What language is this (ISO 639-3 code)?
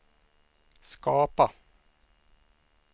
swe